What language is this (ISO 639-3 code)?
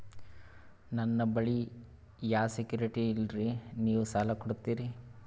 kan